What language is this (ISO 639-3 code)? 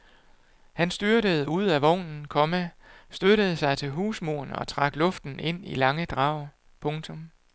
dan